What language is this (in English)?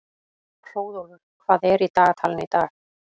Icelandic